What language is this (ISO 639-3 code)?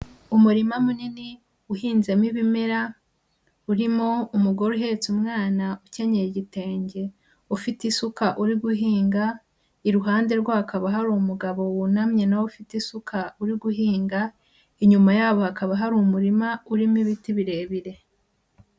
kin